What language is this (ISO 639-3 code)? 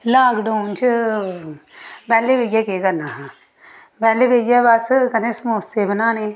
doi